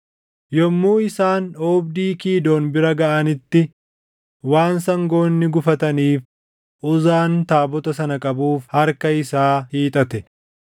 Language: Oromo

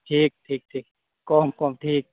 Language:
Santali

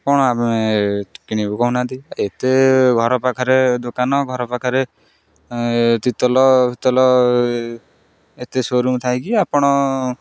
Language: Odia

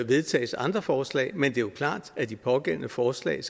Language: Danish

